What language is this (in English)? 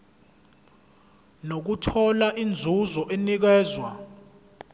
Zulu